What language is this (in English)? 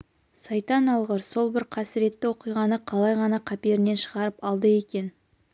Kazakh